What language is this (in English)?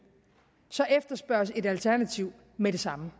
Danish